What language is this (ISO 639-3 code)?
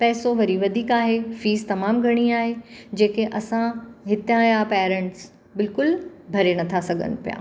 snd